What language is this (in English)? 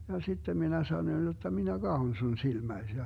Finnish